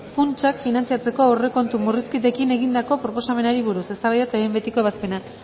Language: Basque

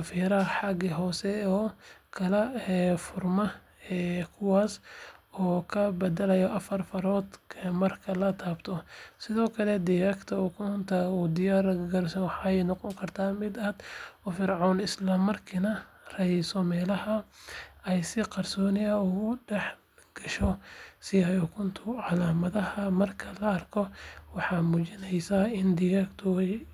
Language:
Somali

